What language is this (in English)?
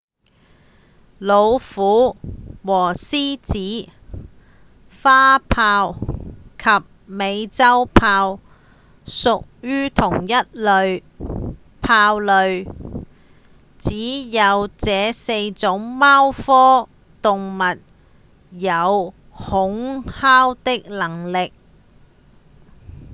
Cantonese